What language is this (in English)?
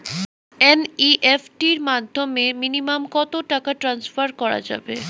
Bangla